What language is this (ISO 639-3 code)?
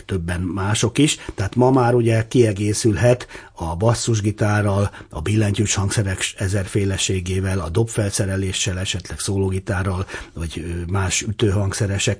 hun